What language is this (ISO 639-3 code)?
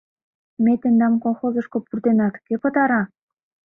chm